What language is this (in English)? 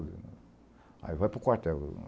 Portuguese